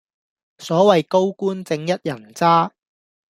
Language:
Cantonese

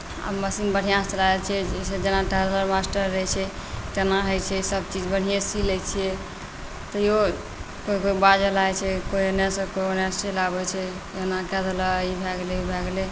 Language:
Maithili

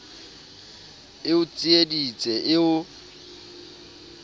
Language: Southern Sotho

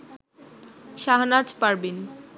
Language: Bangla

